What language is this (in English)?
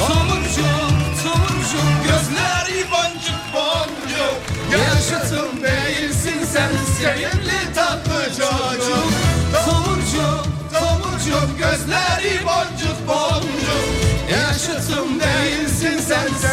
Turkish